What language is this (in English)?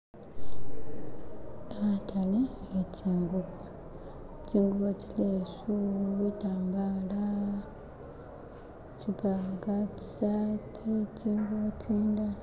Masaaba